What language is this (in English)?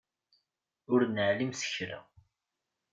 Kabyle